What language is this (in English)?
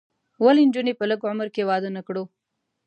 Pashto